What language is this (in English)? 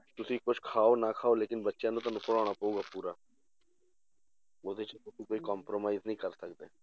Punjabi